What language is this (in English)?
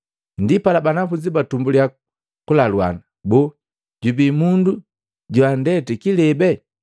Matengo